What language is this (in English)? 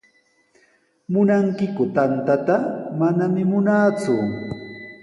Sihuas Ancash Quechua